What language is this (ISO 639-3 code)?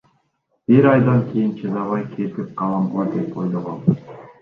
kir